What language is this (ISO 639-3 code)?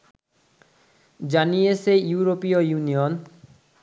ben